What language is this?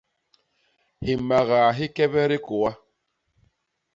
Basaa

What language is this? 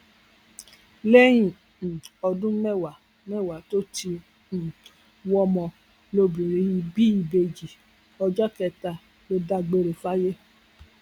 Yoruba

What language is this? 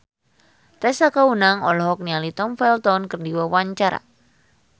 Sundanese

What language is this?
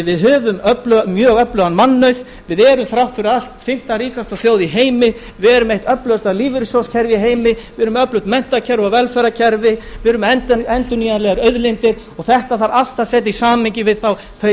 Icelandic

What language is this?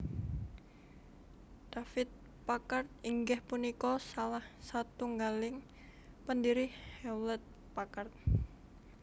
Javanese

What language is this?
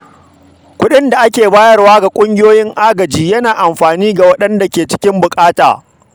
Hausa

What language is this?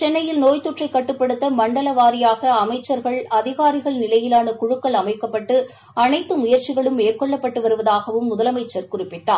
Tamil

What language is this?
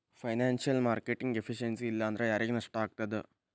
Kannada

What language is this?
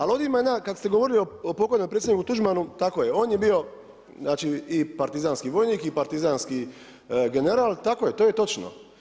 Croatian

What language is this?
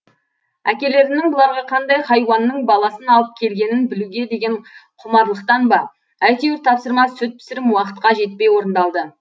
Kazakh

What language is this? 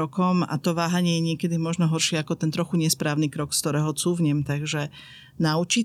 Slovak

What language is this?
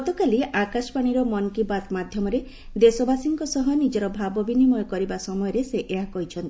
Odia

